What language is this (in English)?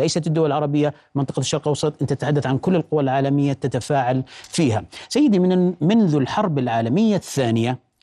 Arabic